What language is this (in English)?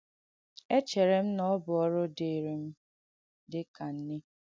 Igbo